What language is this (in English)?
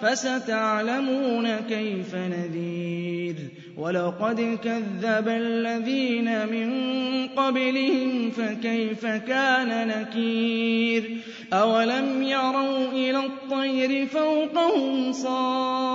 Arabic